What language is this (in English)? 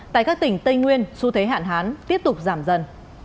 Vietnamese